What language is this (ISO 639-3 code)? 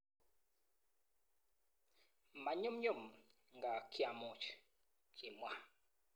kln